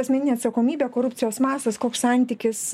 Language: Lithuanian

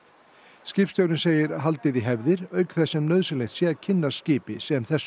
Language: Icelandic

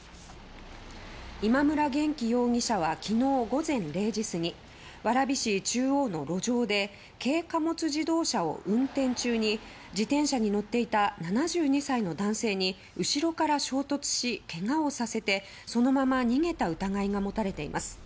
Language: Japanese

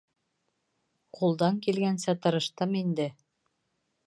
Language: Bashkir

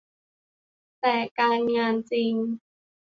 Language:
Thai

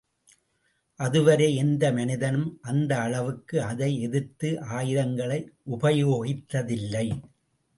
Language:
Tamil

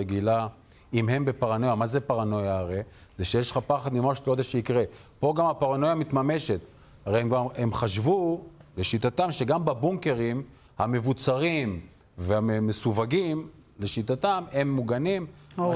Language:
Hebrew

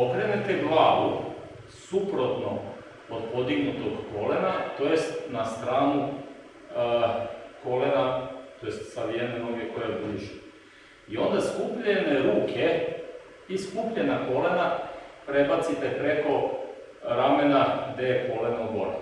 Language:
Serbian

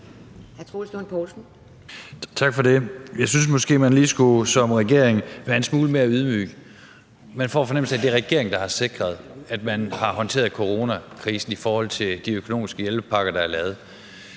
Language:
Danish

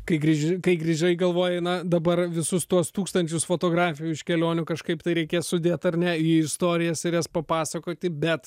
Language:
Lithuanian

